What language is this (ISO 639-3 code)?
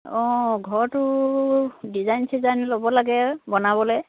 asm